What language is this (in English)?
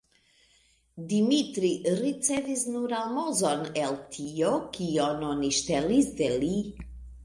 Esperanto